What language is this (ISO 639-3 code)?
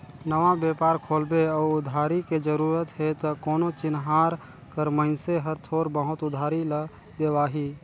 hne